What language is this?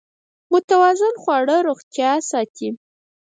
Pashto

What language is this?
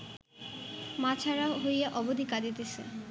Bangla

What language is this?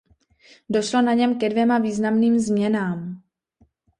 Czech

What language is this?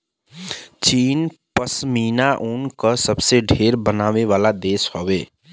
Bhojpuri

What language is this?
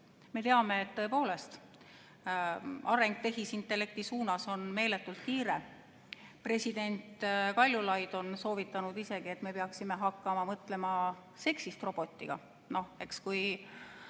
Estonian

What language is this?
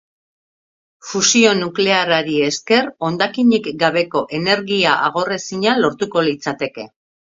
Basque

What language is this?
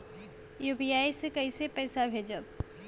Bhojpuri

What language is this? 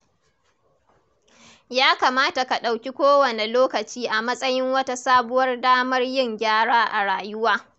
Hausa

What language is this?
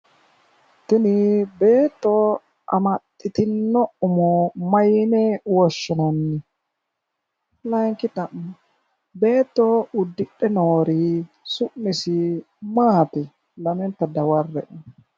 Sidamo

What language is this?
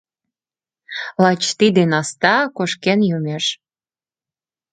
Mari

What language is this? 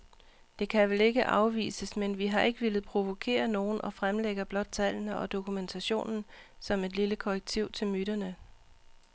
Danish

